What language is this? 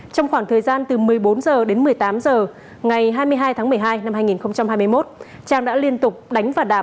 Vietnamese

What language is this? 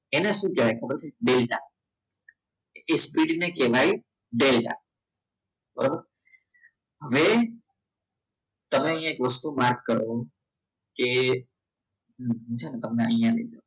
Gujarati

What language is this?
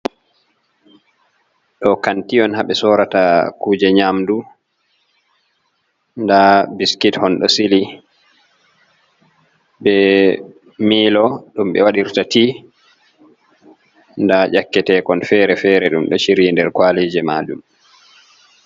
Fula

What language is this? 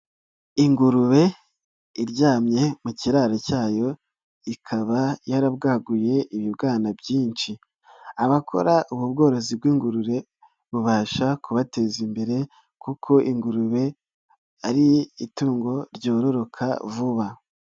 Kinyarwanda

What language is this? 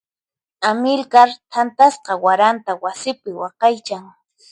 Puno Quechua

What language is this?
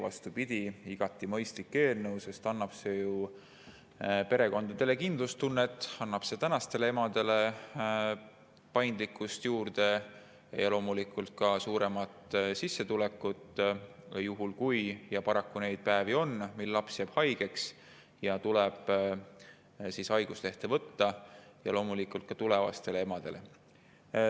Estonian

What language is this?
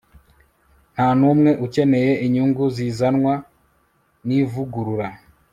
Kinyarwanda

